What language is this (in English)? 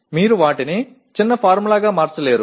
Telugu